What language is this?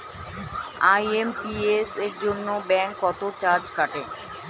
Bangla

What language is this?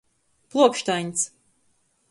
Latgalian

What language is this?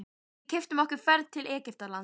Icelandic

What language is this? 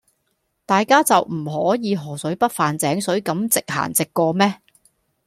Cantonese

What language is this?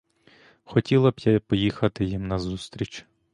Ukrainian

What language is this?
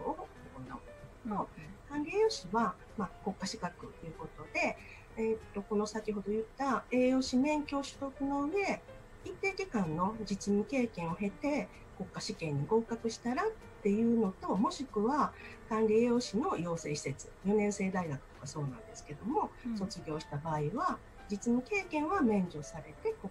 Japanese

